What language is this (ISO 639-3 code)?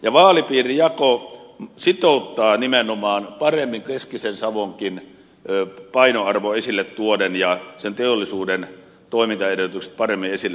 fin